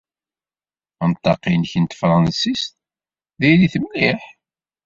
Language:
Kabyle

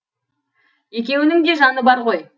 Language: Kazakh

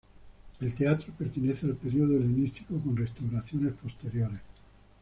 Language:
Spanish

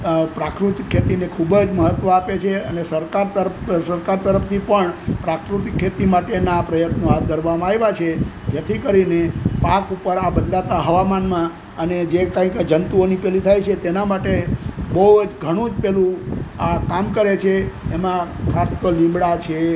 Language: Gujarati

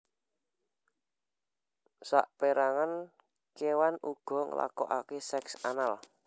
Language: Javanese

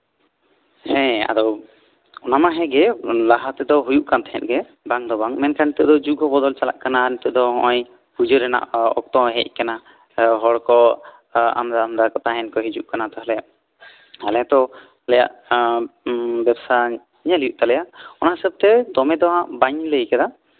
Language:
Santali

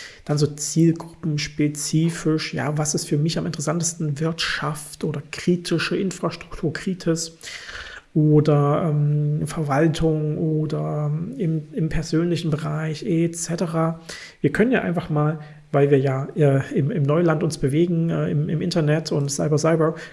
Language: German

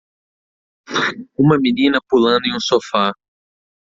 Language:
Portuguese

